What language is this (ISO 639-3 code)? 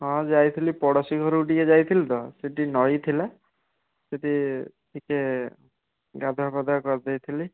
ori